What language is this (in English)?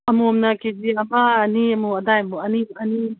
Manipuri